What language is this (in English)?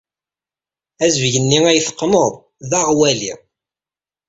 Kabyle